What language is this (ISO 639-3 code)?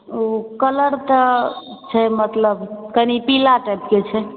mai